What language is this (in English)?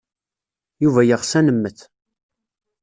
Kabyle